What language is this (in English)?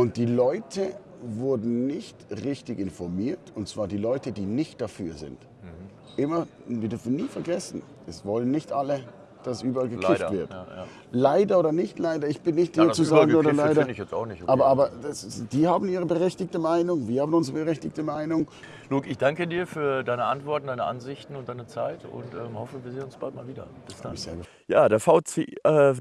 German